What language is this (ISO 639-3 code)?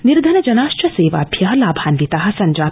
san